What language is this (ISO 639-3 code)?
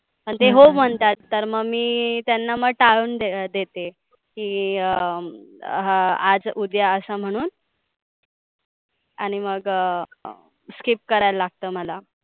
mar